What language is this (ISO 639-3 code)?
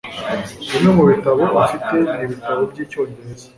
kin